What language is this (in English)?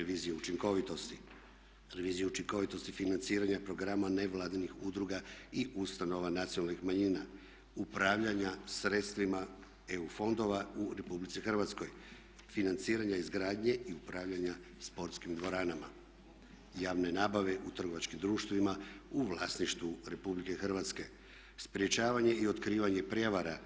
Croatian